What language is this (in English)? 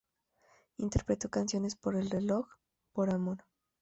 Spanish